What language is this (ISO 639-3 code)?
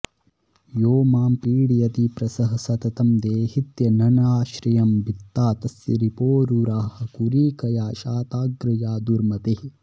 san